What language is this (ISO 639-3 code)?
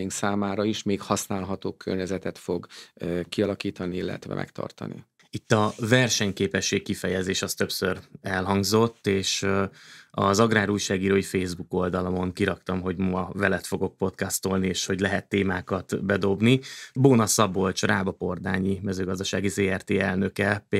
hun